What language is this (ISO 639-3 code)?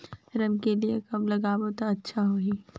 hne